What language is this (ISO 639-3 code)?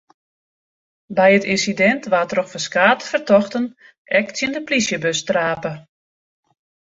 fry